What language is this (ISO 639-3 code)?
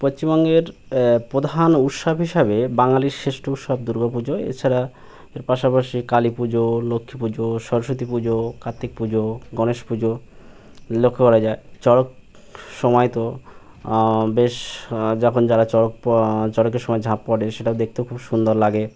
ben